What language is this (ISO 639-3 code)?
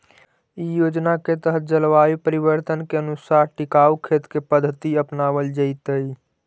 mag